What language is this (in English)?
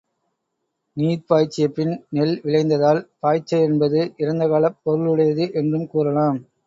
Tamil